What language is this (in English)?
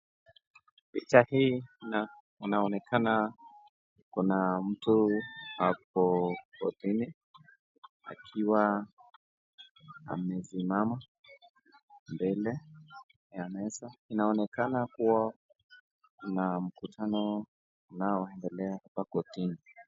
Swahili